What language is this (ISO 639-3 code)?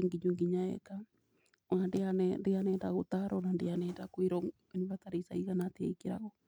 kik